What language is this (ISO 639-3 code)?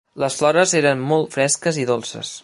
cat